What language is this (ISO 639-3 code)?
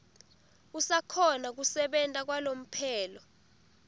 ssw